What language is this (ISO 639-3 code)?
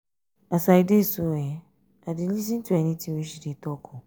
pcm